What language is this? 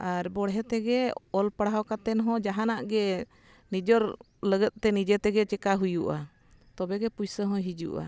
Santali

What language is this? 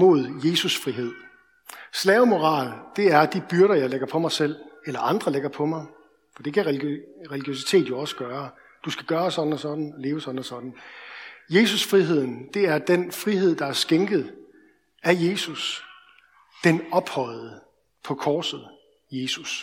Danish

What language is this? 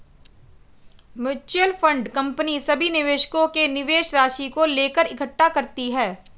Hindi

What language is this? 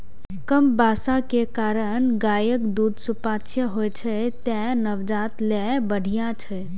Maithili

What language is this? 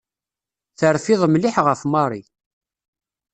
Kabyle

